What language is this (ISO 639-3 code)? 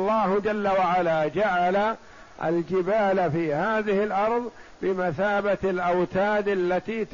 ara